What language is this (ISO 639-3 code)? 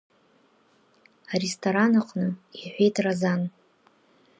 abk